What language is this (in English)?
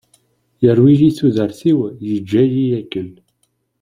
Kabyle